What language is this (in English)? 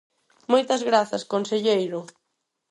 Galician